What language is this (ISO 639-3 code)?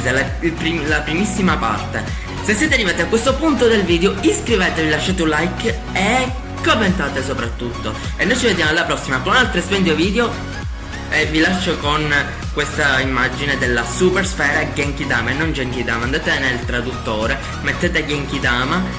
ita